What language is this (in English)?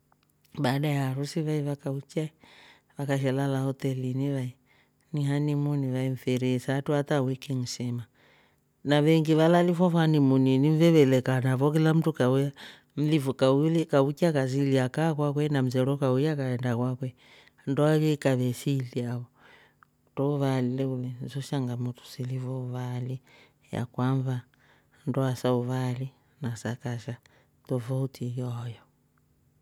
Rombo